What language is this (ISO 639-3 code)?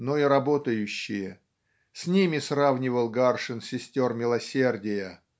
rus